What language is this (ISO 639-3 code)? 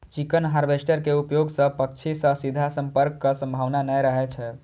mai